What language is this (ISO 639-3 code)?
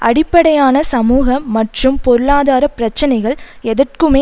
tam